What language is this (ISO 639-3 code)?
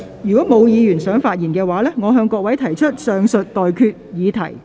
yue